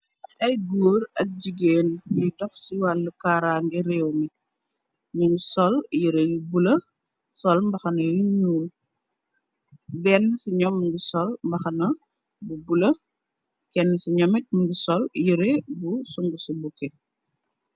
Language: Wolof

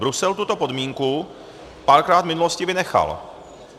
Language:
Czech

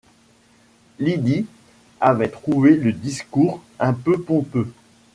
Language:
French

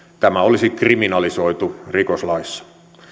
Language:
Finnish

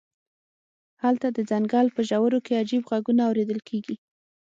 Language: Pashto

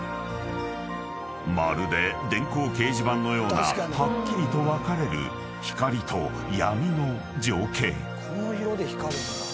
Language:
Japanese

